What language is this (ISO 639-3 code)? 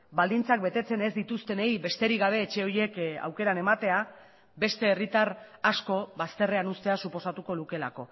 eus